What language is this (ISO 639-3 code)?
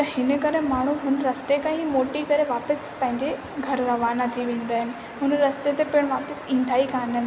snd